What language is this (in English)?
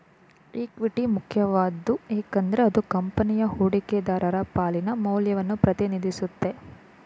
Kannada